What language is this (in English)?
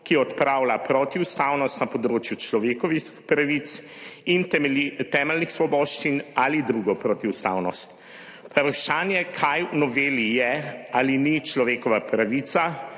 Slovenian